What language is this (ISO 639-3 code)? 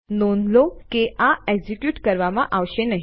guj